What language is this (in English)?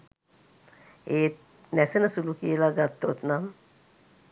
Sinhala